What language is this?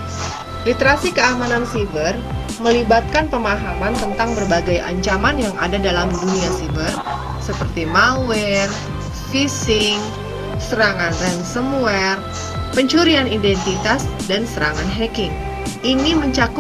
Indonesian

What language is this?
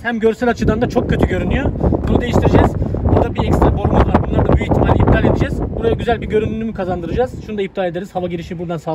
Turkish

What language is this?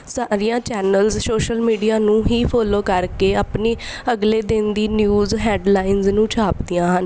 Punjabi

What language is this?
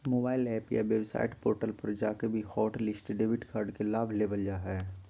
Magahi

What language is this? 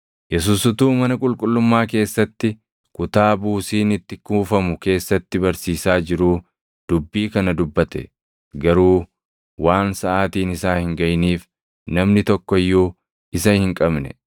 Oromo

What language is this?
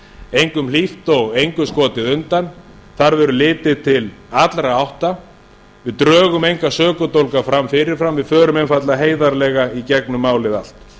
Icelandic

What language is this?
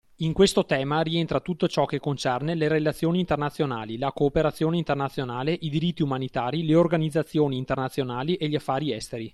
Italian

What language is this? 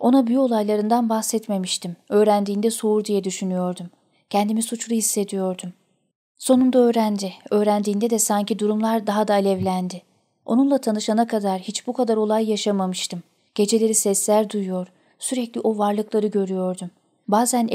Turkish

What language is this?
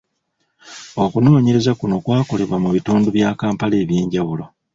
Ganda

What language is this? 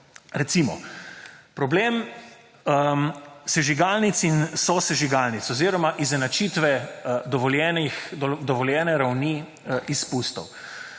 Slovenian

